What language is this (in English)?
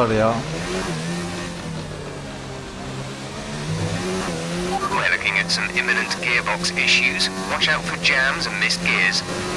Turkish